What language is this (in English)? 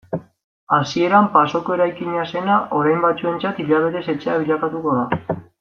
Basque